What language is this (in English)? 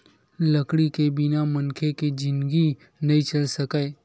Chhattisgarhi